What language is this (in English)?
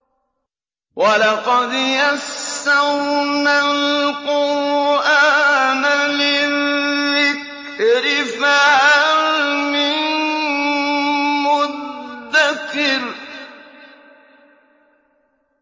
Arabic